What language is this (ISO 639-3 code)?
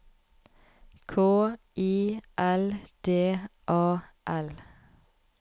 nor